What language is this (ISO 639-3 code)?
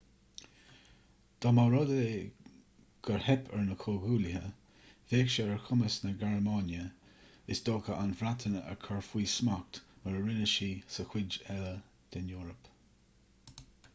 gle